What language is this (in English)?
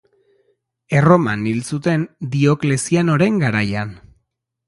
Basque